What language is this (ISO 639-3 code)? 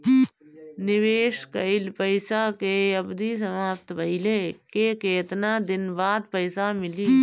bho